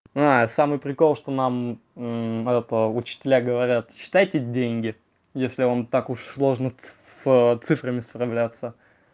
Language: Russian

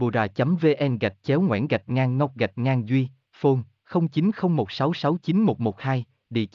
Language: Vietnamese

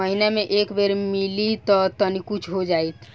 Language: Bhojpuri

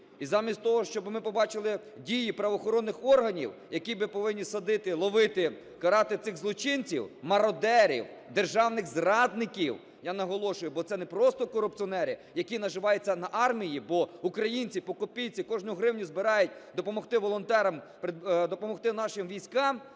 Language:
Ukrainian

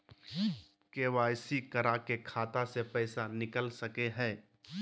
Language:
Magahi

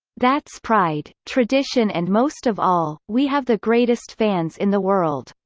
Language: English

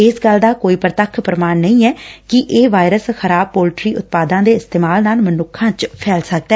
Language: Punjabi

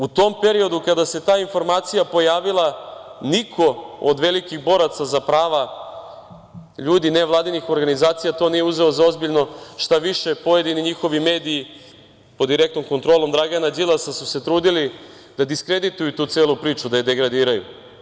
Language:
Serbian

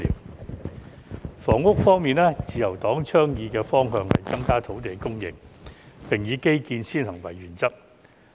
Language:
Cantonese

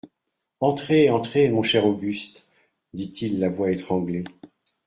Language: French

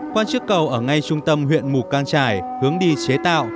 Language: Vietnamese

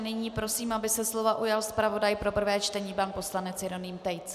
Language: Czech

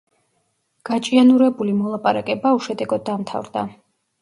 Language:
Georgian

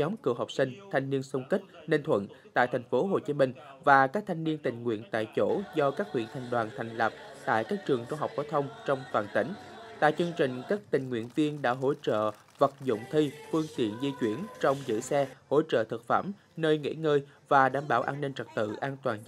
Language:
Vietnamese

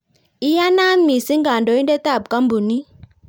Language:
Kalenjin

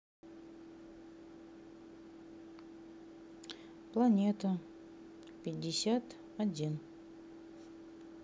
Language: Russian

